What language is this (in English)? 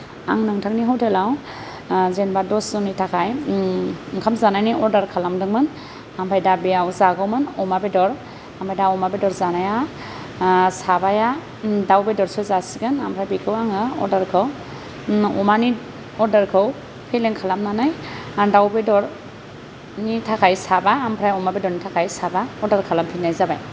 Bodo